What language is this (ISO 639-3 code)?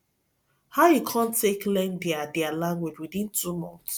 pcm